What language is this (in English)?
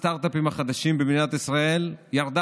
Hebrew